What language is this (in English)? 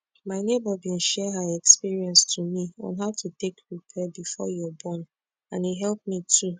Nigerian Pidgin